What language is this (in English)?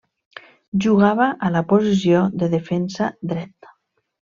Catalan